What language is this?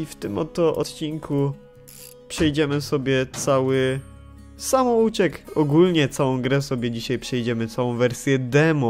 Polish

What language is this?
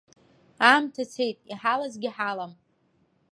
Abkhazian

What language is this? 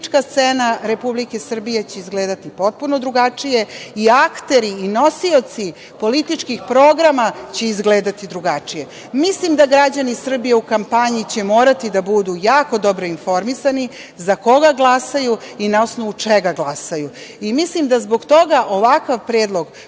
Serbian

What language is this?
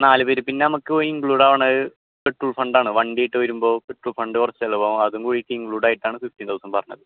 Malayalam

